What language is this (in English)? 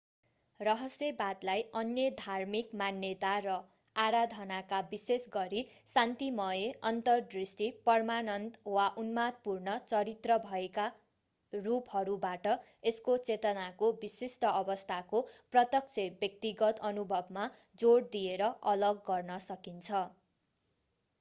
Nepali